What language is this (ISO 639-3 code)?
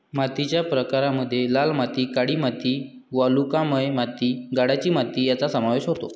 mar